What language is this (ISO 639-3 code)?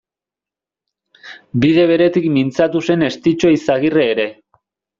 eus